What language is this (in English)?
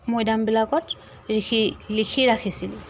Assamese